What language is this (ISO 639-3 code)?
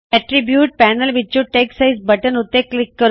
pan